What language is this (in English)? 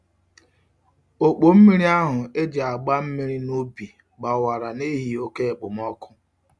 Igbo